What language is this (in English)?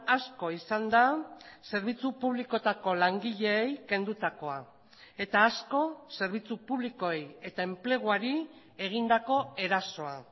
Basque